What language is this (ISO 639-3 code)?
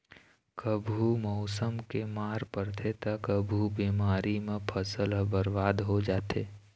hne